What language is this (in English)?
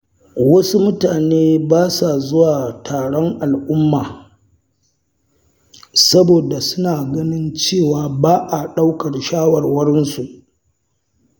Hausa